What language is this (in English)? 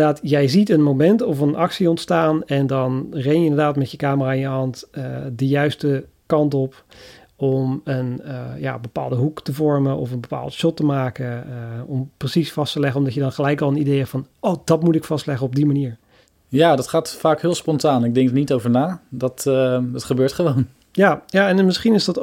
Dutch